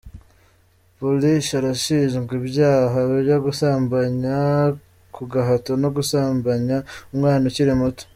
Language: Kinyarwanda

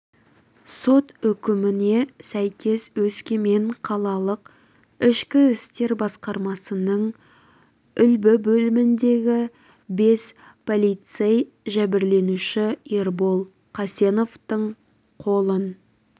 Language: Kazakh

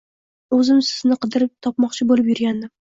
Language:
Uzbek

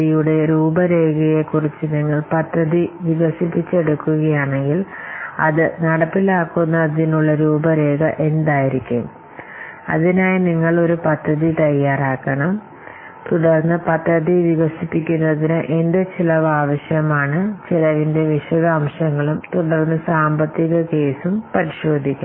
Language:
Malayalam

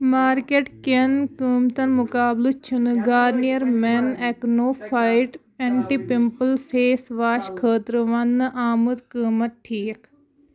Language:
Kashmiri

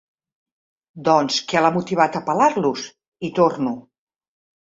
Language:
Catalan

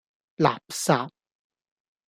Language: Cantonese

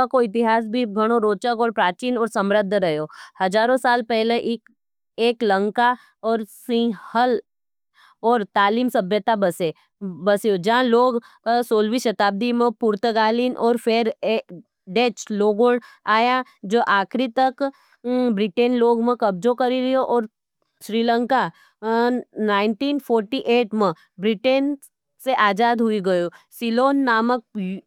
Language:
Nimadi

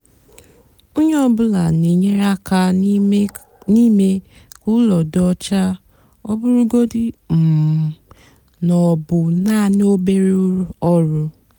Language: Igbo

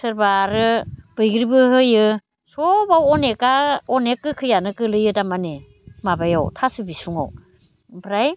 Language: Bodo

